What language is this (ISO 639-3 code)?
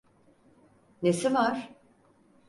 tur